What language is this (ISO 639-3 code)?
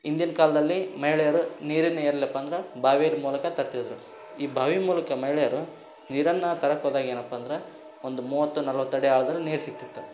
kan